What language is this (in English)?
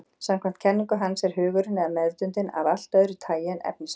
Icelandic